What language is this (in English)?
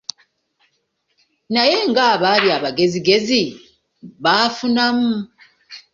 Ganda